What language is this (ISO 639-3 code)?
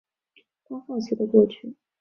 zho